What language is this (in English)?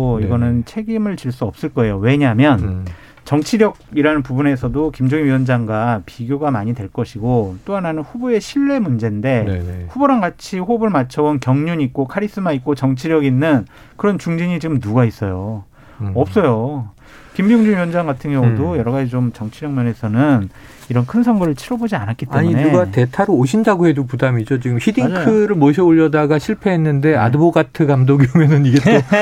Korean